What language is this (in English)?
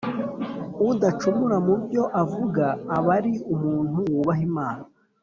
Kinyarwanda